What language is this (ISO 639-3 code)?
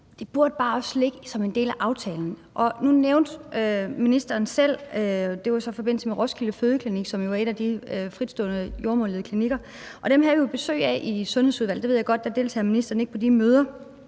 dan